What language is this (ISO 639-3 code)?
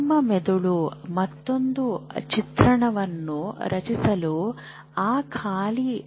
kan